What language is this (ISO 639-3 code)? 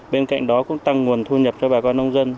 vie